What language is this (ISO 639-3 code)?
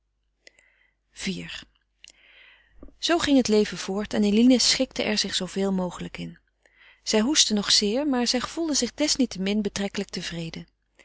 nld